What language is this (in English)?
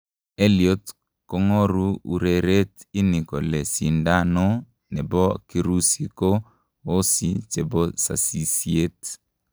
Kalenjin